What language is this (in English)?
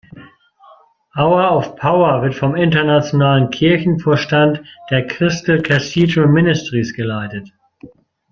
German